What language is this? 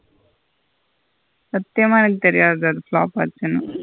Tamil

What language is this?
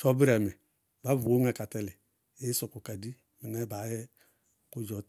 Bago-Kusuntu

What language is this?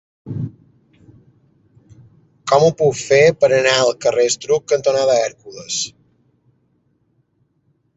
Catalan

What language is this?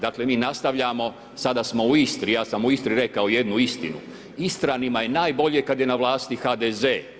Croatian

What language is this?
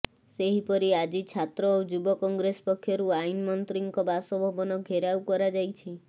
Odia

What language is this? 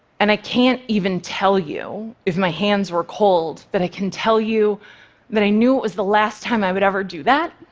English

